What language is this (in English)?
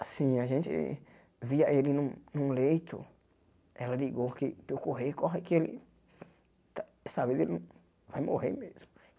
Portuguese